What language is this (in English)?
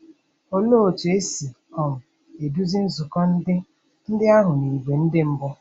Igbo